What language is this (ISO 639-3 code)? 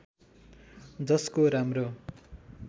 nep